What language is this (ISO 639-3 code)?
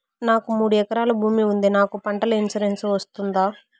tel